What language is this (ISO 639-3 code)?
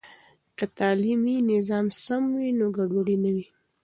pus